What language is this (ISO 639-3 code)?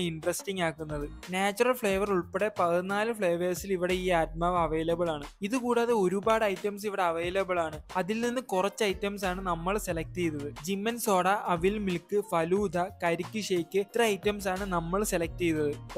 pol